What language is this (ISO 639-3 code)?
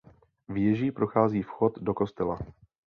ces